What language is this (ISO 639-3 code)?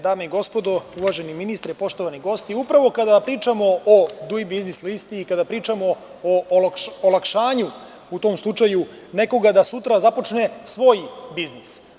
srp